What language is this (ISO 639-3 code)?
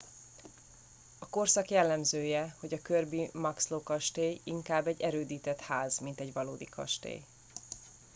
hun